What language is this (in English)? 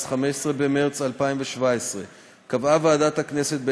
Hebrew